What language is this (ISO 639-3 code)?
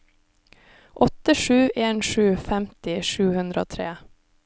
nor